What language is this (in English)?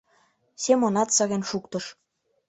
Mari